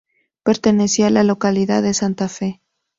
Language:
Spanish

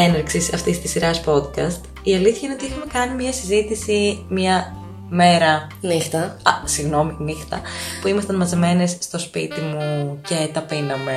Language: Greek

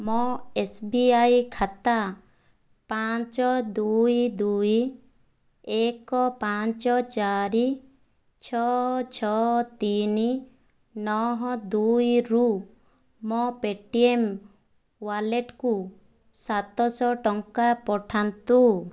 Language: Odia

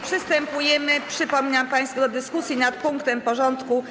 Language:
Polish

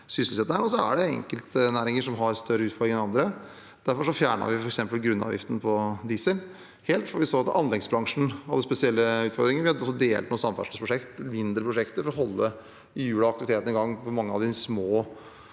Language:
Norwegian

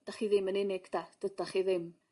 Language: Welsh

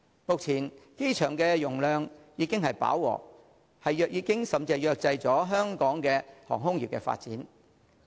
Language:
Cantonese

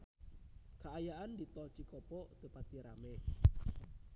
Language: Sundanese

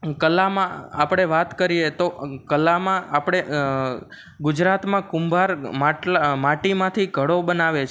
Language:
Gujarati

